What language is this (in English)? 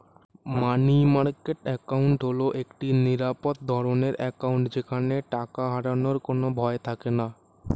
Bangla